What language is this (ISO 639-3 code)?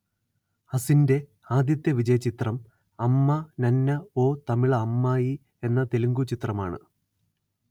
mal